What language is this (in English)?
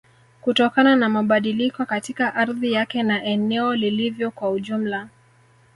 Swahili